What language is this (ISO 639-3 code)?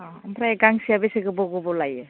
brx